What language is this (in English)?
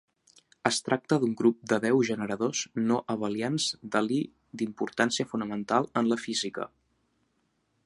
Catalan